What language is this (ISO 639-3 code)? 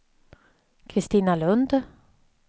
swe